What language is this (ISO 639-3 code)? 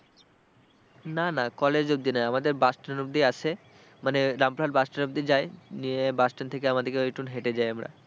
ben